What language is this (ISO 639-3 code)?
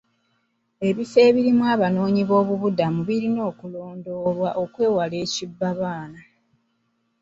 lug